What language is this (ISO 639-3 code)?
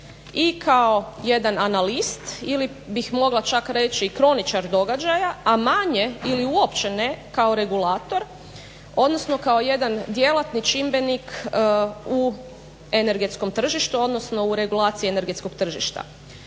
hrv